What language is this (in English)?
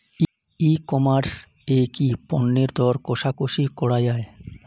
Bangla